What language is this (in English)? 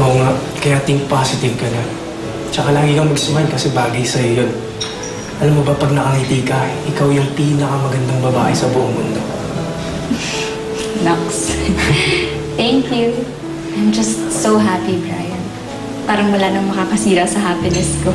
Filipino